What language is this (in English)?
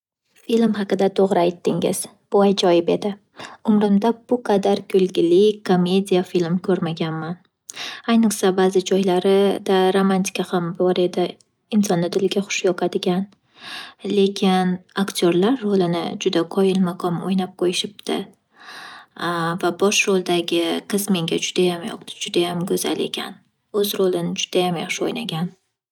Uzbek